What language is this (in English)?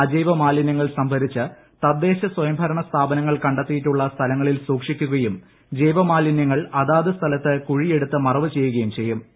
Malayalam